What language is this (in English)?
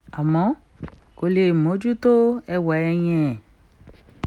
Yoruba